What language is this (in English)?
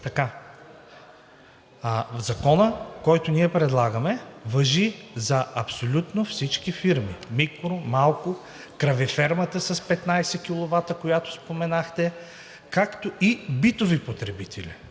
Bulgarian